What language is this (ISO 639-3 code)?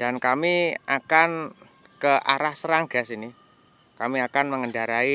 ind